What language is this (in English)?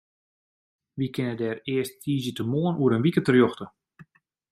Western Frisian